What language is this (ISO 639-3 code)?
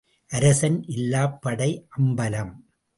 tam